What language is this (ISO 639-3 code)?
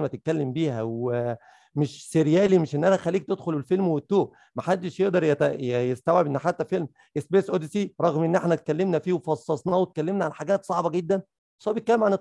ara